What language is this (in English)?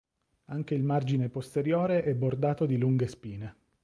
Italian